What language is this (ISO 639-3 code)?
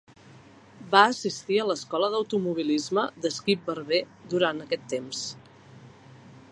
cat